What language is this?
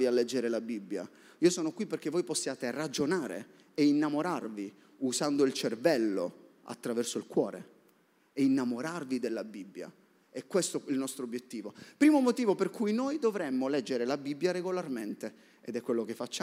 Italian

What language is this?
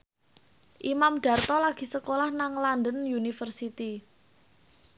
Javanese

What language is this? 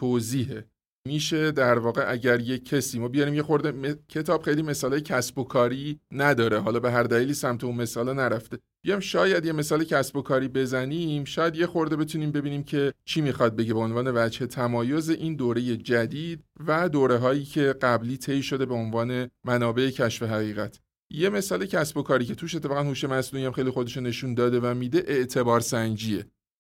Persian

